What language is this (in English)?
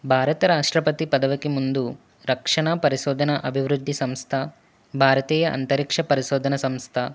Telugu